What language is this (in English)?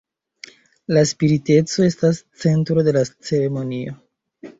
Esperanto